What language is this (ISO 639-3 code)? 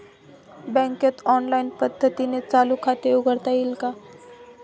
mar